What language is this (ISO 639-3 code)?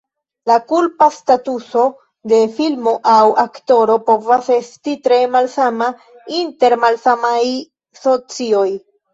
epo